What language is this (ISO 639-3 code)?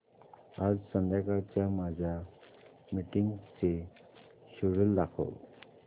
mar